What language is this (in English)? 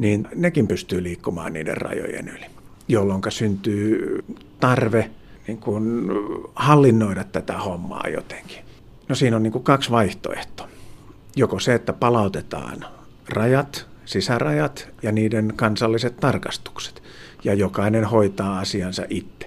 Finnish